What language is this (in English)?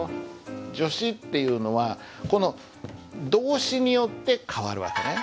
Japanese